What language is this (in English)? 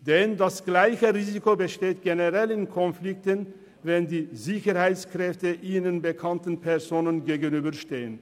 Swiss German